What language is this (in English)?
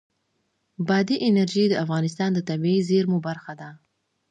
Pashto